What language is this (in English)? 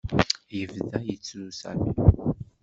Kabyle